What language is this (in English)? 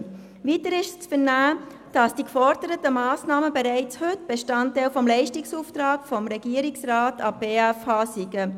Swiss German